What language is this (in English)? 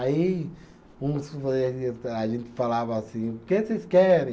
Portuguese